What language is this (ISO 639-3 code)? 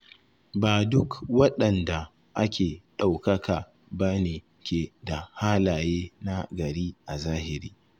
hau